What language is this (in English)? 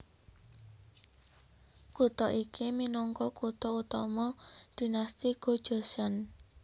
Javanese